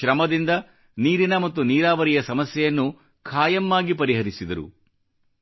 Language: Kannada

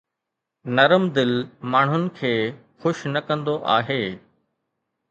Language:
Sindhi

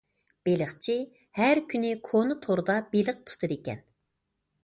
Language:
Uyghur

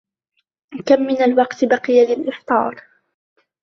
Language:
Arabic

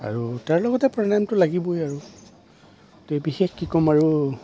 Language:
Assamese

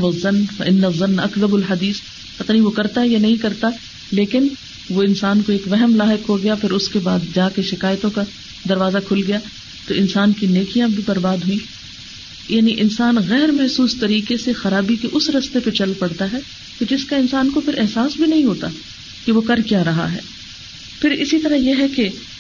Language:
Urdu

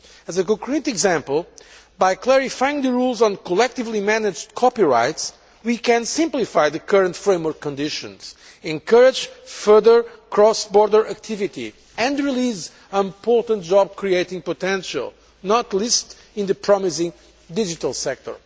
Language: English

